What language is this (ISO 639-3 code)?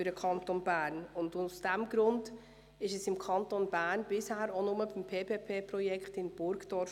gsw